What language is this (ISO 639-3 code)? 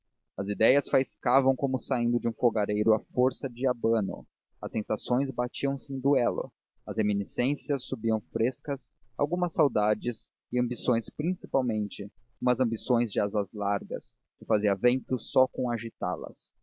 por